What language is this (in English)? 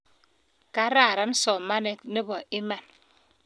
Kalenjin